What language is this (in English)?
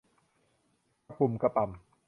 Thai